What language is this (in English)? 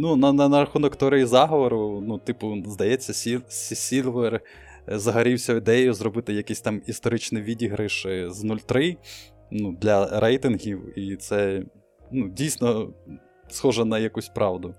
Ukrainian